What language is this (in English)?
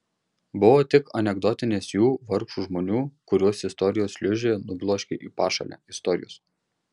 Lithuanian